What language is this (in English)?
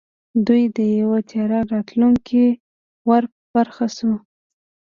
Pashto